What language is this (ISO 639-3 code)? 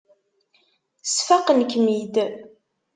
kab